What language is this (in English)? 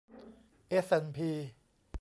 Thai